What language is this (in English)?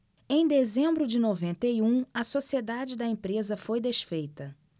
Portuguese